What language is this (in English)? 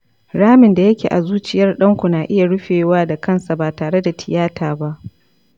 Hausa